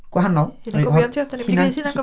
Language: Welsh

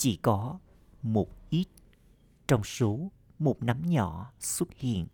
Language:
Vietnamese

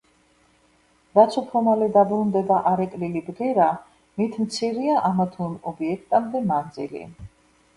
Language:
Georgian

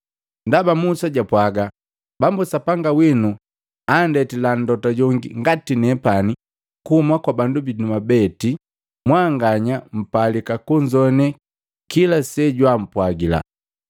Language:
Matengo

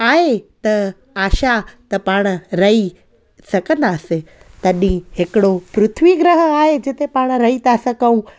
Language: Sindhi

